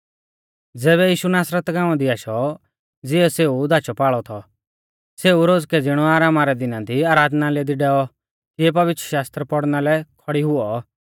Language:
Mahasu Pahari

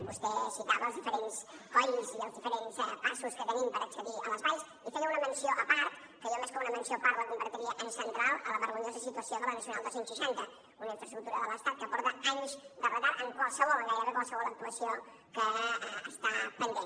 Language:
Catalan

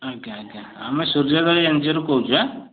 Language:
Odia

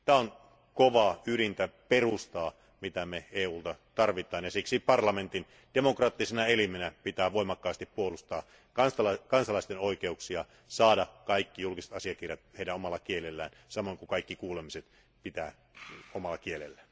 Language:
Finnish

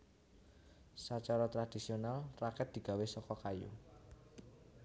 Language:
Javanese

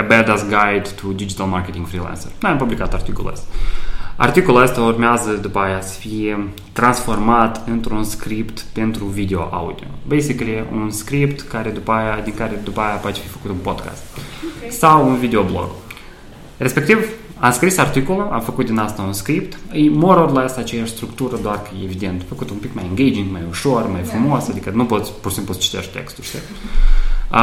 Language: Romanian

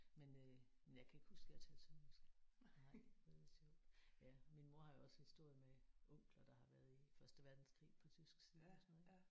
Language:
Danish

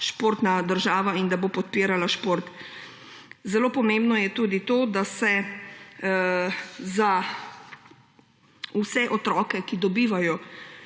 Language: Slovenian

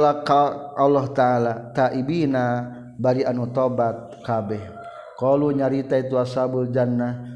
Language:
Malay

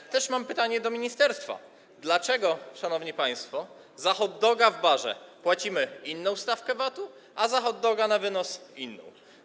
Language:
Polish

